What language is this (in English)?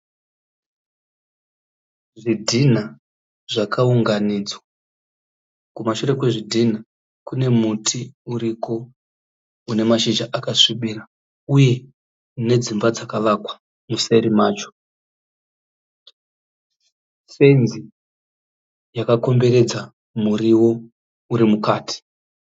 Shona